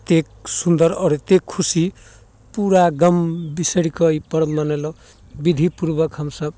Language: Maithili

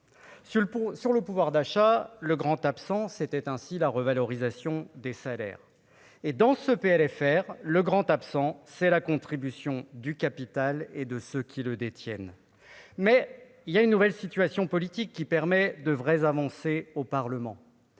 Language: French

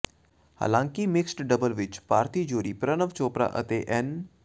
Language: Punjabi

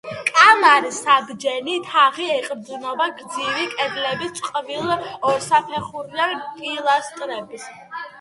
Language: Georgian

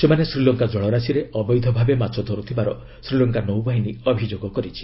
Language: Odia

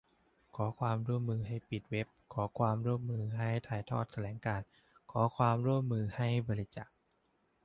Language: Thai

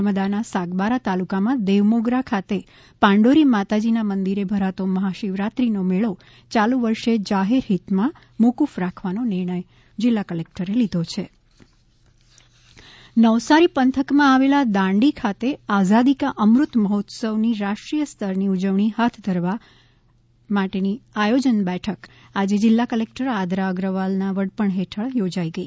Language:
Gujarati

